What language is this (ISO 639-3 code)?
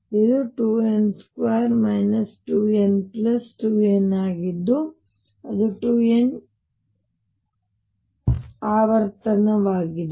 kan